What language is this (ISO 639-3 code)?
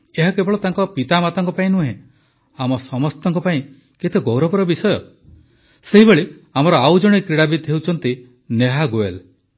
ori